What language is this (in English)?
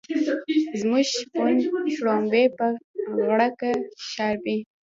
Pashto